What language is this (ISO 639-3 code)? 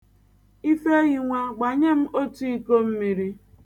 ibo